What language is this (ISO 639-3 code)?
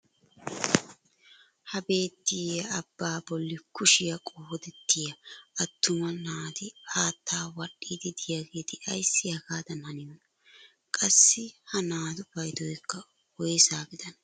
wal